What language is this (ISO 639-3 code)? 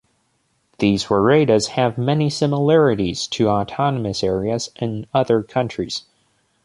eng